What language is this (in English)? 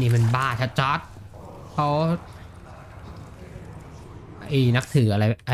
Thai